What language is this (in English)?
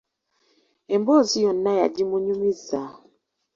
Ganda